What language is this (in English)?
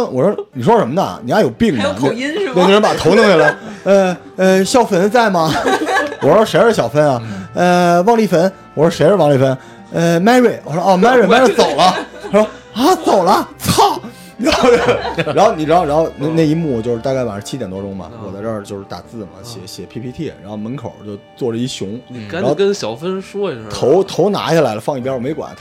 Chinese